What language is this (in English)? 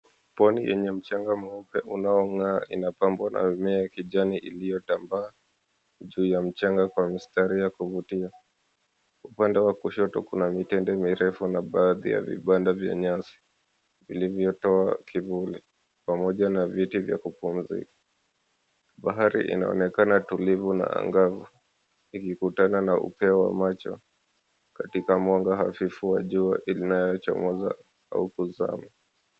Swahili